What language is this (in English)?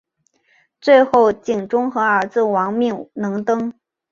Chinese